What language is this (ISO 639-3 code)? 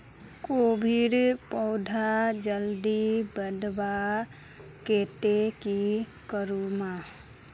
mag